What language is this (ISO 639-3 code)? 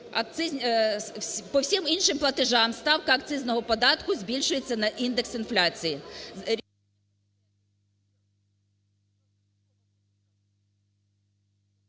ukr